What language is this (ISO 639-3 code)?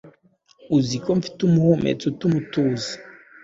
kin